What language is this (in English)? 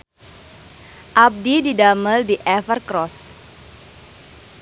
Sundanese